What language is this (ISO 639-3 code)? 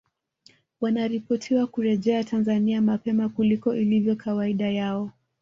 swa